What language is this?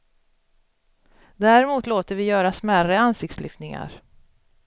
Swedish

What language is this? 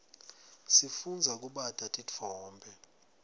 Swati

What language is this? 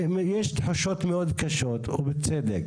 Hebrew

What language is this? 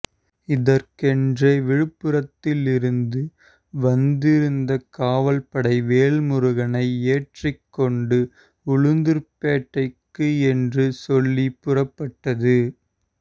Tamil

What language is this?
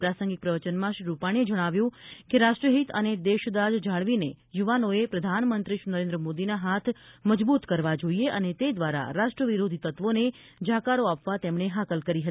Gujarati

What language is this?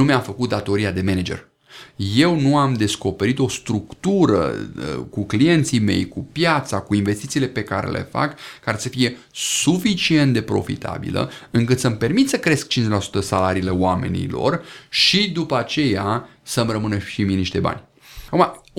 Romanian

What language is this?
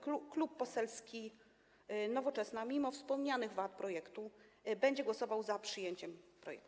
Polish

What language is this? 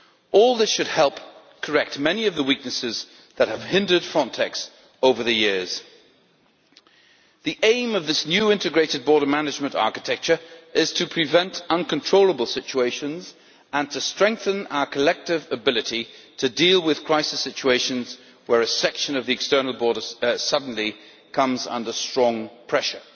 English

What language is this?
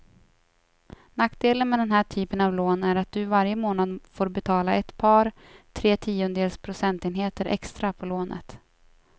Swedish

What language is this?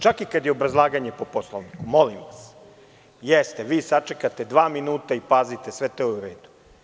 Serbian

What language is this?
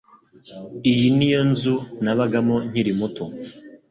Kinyarwanda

